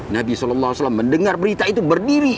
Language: Indonesian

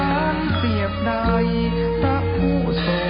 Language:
Thai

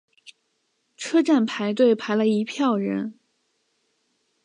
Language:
Chinese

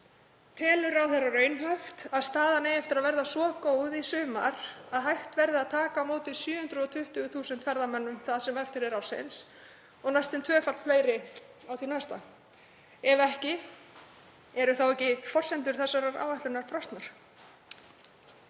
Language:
Icelandic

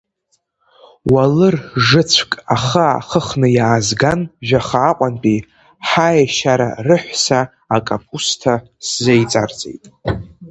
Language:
Abkhazian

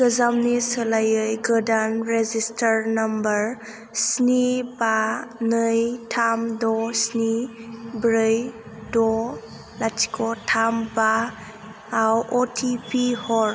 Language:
Bodo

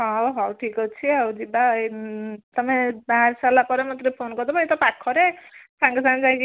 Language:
Odia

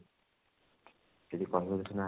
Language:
Odia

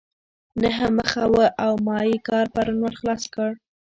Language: Pashto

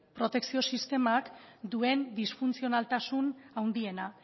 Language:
Basque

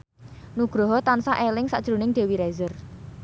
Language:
Javanese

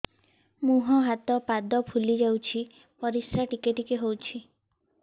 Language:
Odia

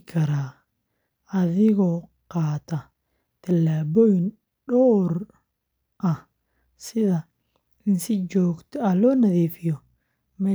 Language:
Somali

